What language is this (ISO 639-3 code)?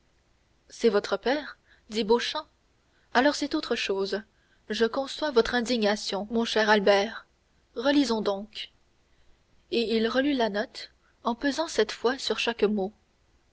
fra